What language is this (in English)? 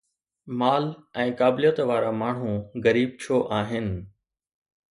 Sindhi